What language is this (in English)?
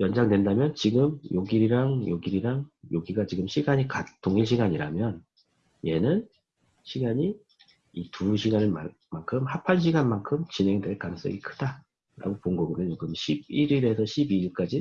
Korean